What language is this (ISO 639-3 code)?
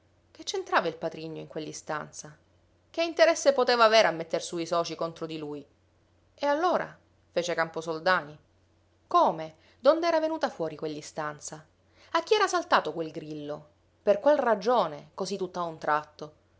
ita